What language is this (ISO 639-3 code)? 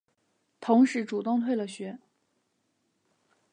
zho